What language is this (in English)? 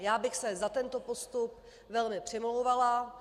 Czech